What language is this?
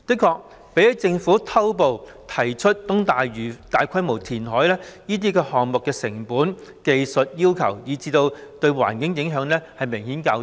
Cantonese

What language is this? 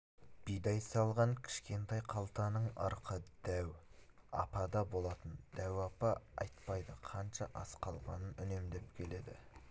Kazakh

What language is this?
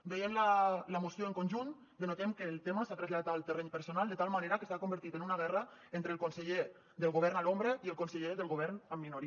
Catalan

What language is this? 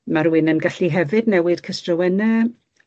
Welsh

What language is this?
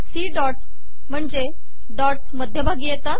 Marathi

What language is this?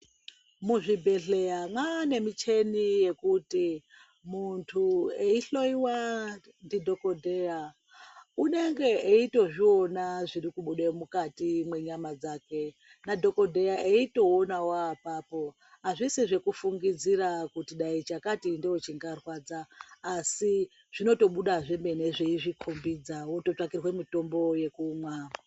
Ndau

